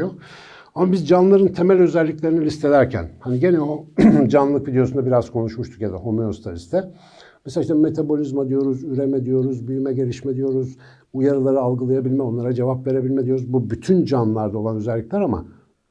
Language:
Turkish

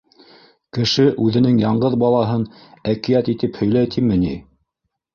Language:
Bashkir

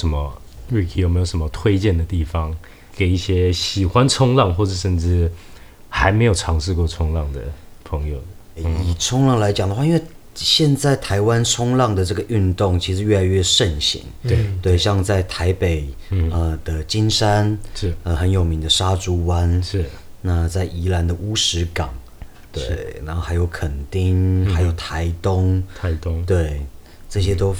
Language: Chinese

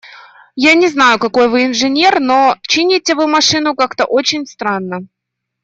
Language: Russian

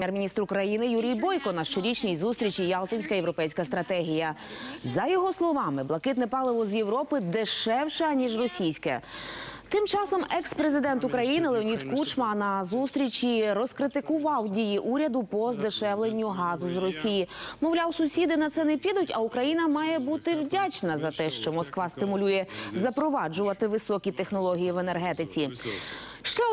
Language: Ukrainian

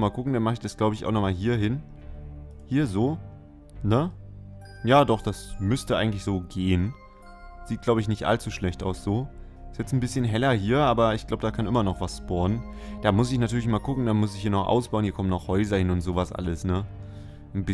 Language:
German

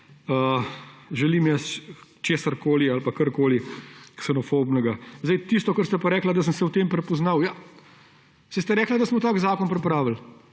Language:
Slovenian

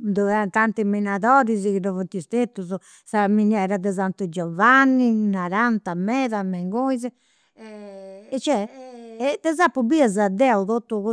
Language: Campidanese Sardinian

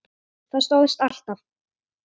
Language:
Icelandic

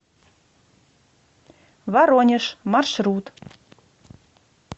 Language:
Russian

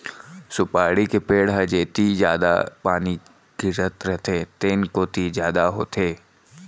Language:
Chhattisgarhi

